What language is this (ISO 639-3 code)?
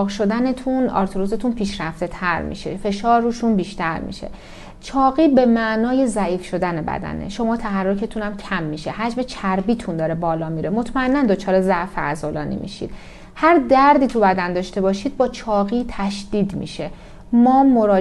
fas